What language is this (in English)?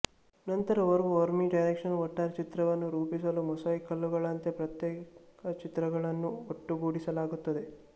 Kannada